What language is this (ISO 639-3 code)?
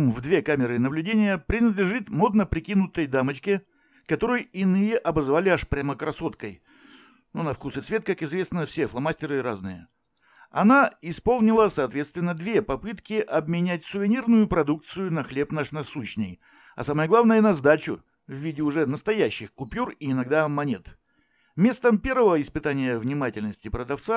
rus